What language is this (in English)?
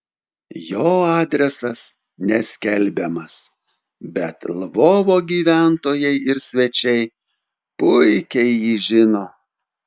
Lithuanian